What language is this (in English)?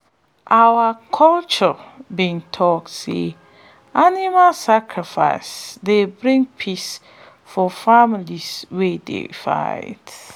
Nigerian Pidgin